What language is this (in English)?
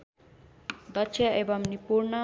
Nepali